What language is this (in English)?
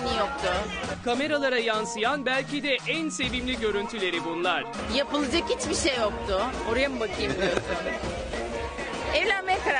Turkish